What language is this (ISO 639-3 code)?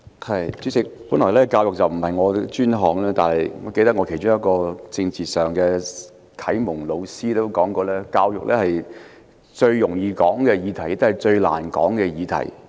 yue